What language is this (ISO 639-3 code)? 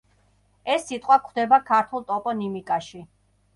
kat